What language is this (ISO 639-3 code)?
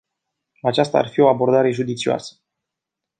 ron